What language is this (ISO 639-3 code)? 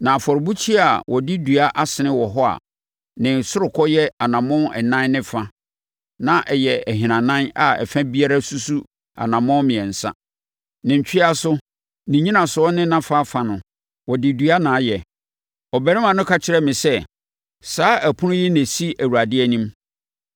aka